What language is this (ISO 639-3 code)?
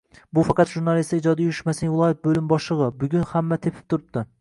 uzb